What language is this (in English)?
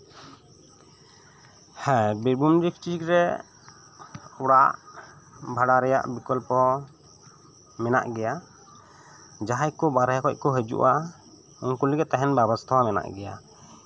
Santali